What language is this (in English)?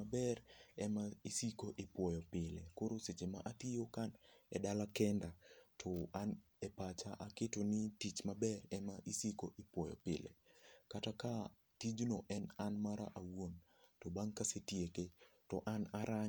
Luo (Kenya and Tanzania)